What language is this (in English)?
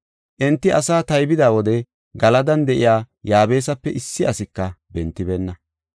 Gofa